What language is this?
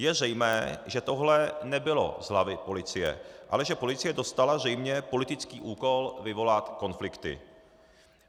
Czech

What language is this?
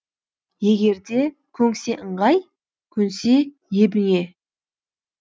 Kazakh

